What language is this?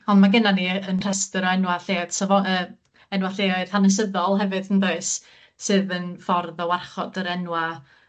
Welsh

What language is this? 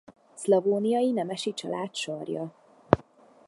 Hungarian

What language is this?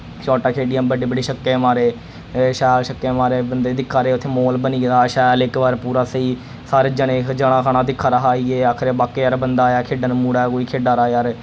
Dogri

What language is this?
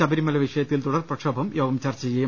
Malayalam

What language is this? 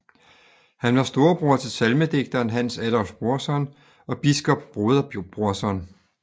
Danish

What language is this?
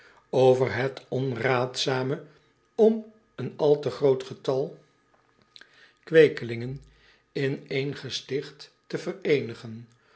Dutch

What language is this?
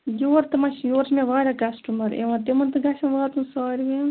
Kashmiri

